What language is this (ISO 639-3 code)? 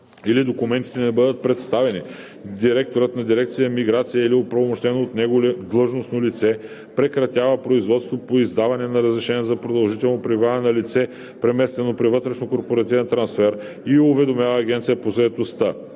bul